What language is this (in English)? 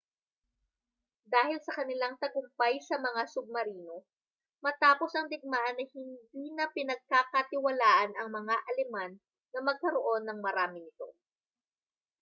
Filipino